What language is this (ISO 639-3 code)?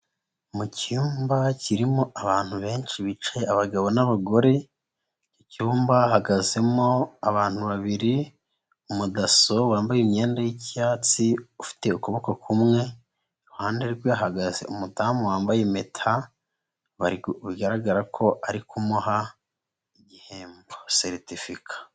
kin